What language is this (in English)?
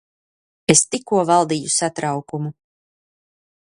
Latvian